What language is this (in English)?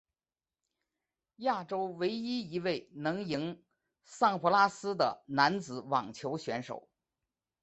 Chinese